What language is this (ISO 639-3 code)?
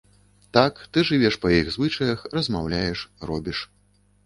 bel